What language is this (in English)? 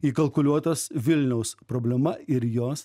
Lithuanian